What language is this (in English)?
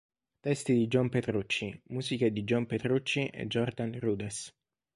Italian